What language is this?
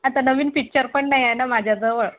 Marathi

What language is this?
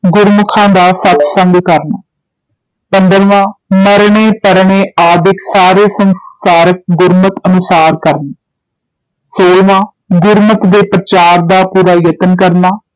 Punjabi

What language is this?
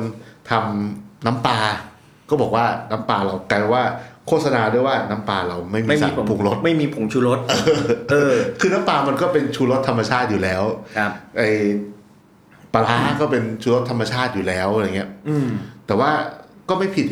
Thai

